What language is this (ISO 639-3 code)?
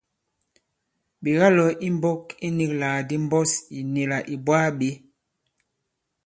abb